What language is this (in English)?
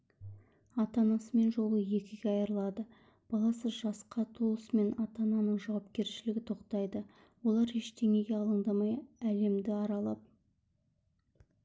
Kazakh